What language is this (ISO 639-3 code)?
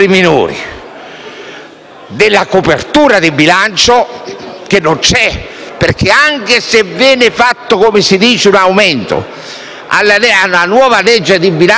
ita